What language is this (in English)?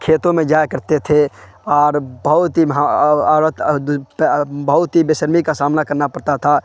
Urdu